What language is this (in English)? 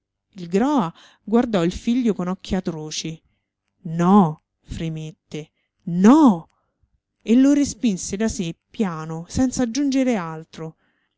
Italian